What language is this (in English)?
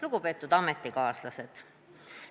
Estonian